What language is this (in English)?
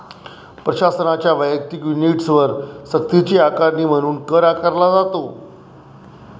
Marathi